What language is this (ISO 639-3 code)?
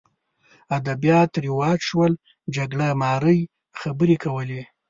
pus